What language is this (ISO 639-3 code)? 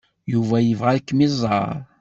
kab